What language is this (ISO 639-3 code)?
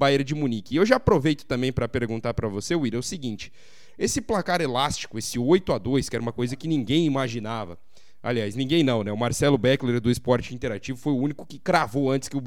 por